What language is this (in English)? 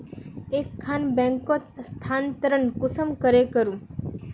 Magahi